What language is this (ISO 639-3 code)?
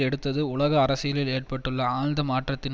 tam